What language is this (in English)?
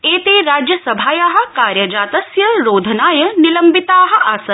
Sanskrit